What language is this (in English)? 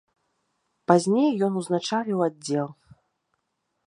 Belarusian